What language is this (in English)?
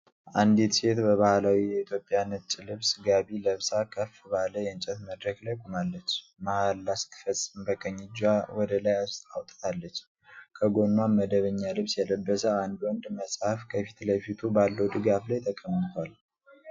Amharic